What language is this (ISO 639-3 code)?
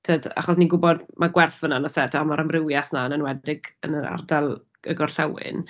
cym